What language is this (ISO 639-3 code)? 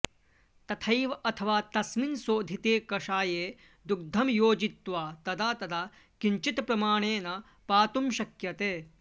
san